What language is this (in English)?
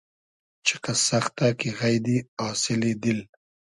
Hazaragi